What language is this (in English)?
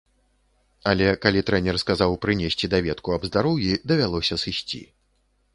Belarusian